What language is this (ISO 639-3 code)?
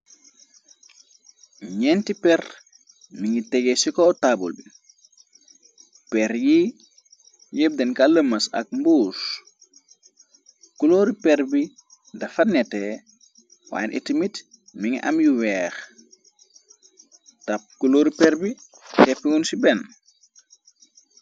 wol